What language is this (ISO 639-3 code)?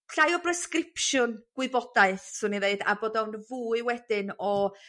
cym